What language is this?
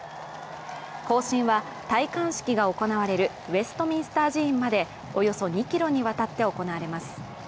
Japanese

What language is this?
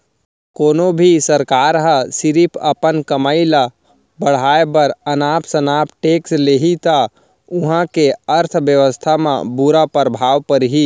Chhattisgarhi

